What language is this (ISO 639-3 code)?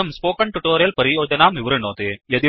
san